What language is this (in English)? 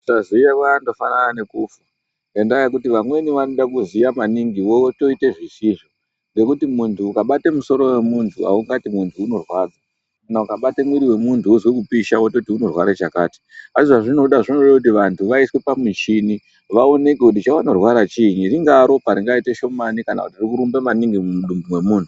Ndau